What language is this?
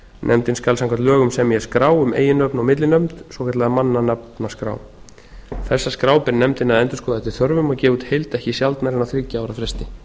Icelandic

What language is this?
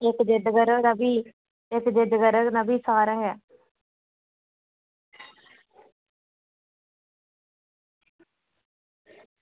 Dogri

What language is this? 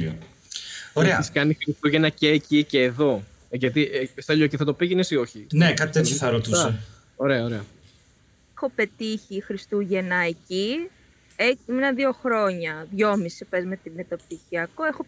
Greek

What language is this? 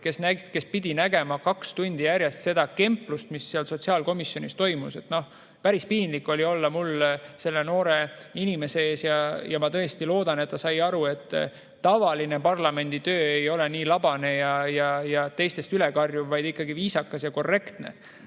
Estonian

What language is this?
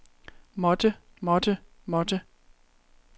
Danish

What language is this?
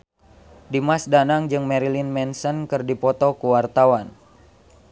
Sundanese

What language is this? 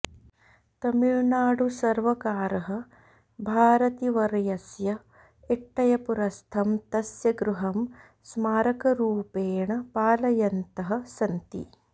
Sanskrit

